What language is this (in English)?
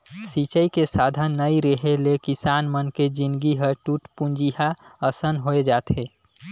Chhattisgarhi